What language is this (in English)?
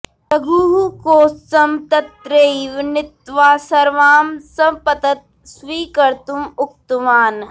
Sanskrit